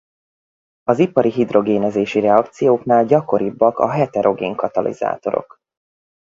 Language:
Hungarian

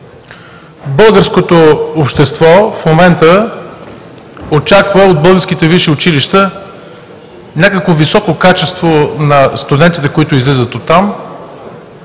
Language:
Bulgarian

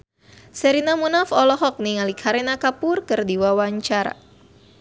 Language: Sundanese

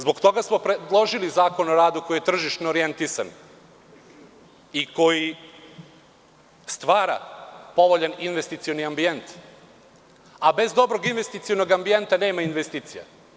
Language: Serbian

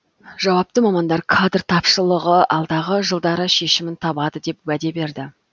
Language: Kazakh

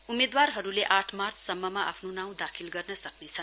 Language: Nepali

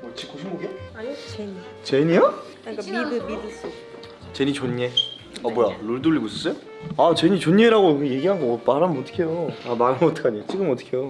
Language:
Korean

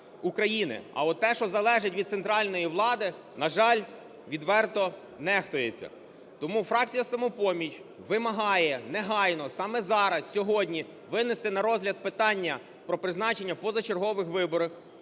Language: Ukrainian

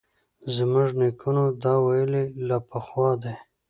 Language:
Pashto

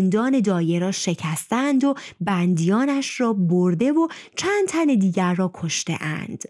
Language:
Persian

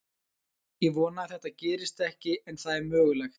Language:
Icelandic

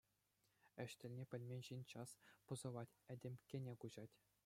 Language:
Chuvash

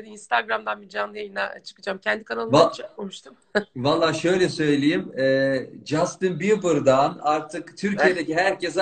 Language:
Turkish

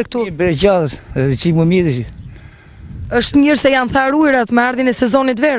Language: Greek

